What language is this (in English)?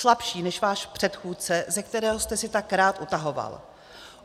Czech